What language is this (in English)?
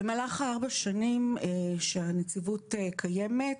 Hebrew